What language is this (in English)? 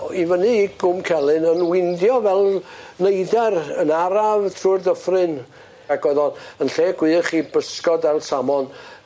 Welsh